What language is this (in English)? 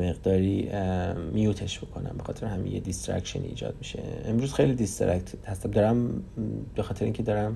Persian